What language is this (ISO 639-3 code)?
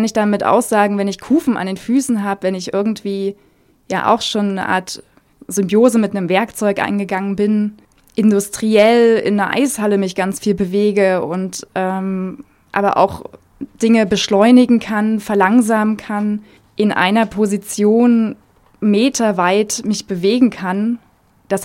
deu